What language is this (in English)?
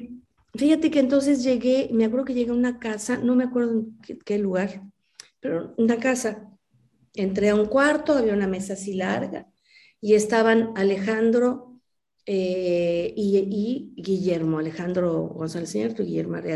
Spanish